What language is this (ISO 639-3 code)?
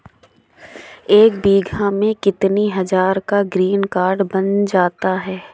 hin